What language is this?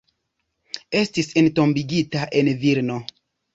Esperanto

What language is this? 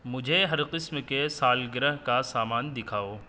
Urdu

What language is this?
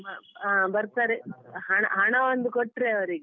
Kannada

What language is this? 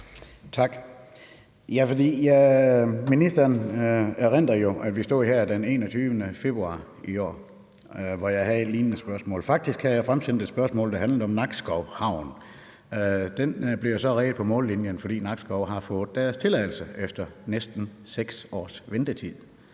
Danish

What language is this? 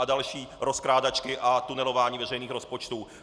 Czech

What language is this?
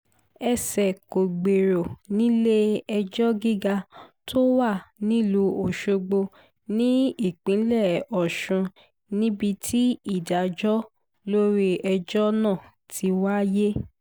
Yoruba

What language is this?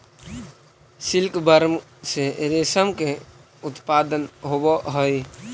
Magahi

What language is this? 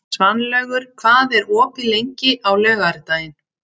Icelandic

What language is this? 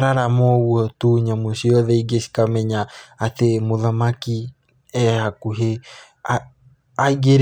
Kikuyu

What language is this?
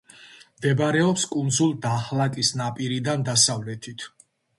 Georgian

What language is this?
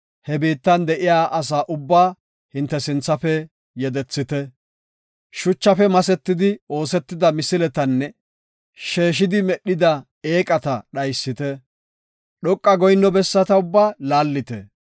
Gofa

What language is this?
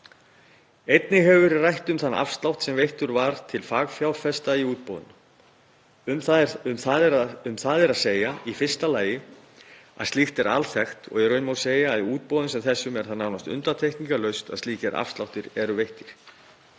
Icelandic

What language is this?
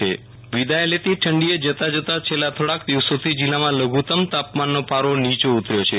Gujarati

